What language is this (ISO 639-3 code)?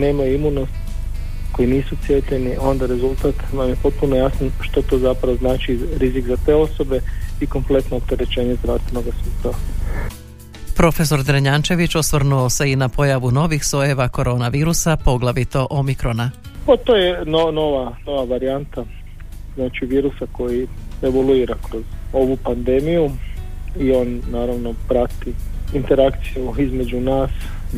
hrv